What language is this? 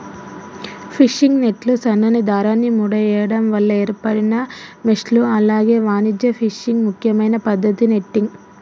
Telugu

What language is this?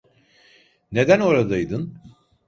Turkish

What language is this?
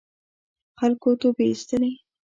Pashto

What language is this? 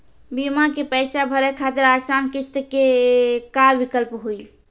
Maithili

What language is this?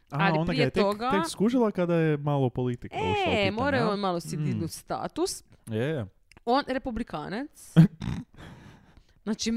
Croatian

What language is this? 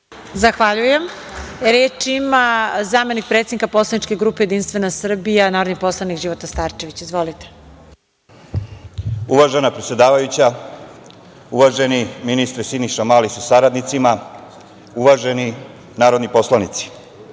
Serbian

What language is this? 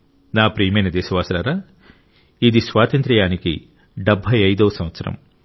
Telugu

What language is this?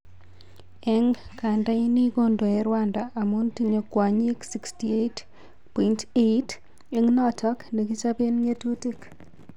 Kalenjin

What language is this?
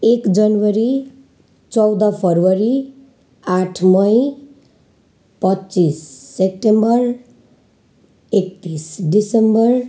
Nepali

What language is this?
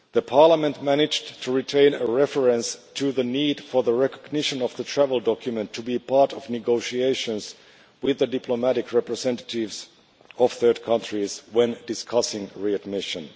English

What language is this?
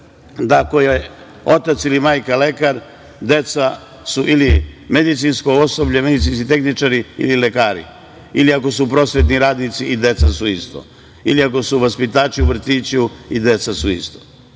Serbian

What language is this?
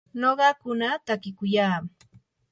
Yanahuanca Pasco Quechua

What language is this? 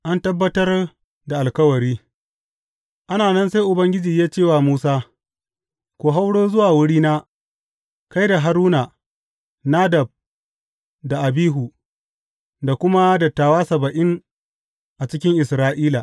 Hausa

